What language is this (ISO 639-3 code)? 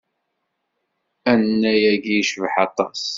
kab